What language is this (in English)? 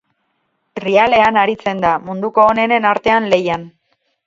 Basque